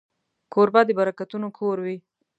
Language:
Pashto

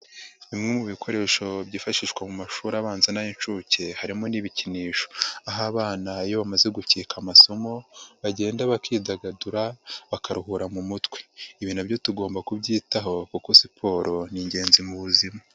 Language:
Kinyarwanda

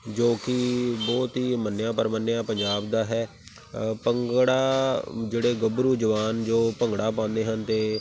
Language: Punjabi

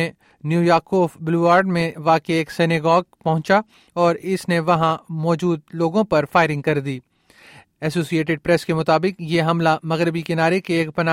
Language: Urdu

